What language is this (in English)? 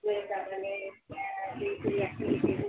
Sindhi